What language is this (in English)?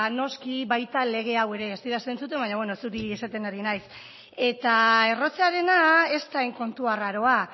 Basque